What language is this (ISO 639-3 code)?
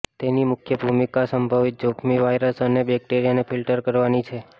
guj